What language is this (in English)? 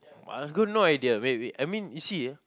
English